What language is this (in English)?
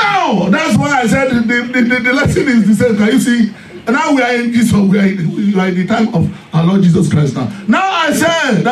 English